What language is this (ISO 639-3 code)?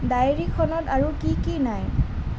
asm